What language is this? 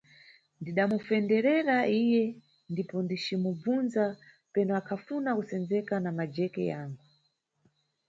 Nyungwe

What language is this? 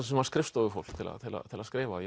Icelandic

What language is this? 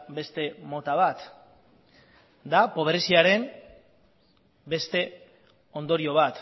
Basque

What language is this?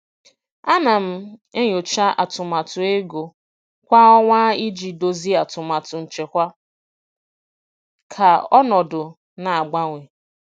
Igbo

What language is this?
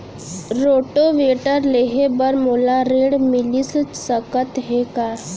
Chhattisgarhi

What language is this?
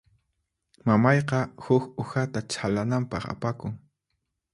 Puno Quechua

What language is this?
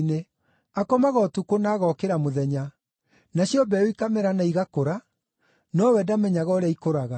Kikuyu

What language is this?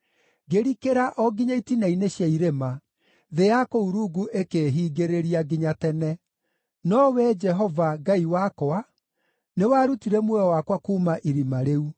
Kikuyu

